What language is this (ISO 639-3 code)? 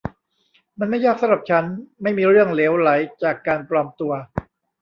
tha